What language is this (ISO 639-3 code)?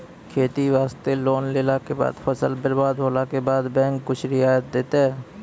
mai